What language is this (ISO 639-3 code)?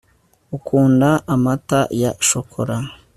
kin